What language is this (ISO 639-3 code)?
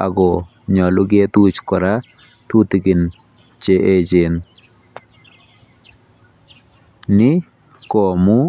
kln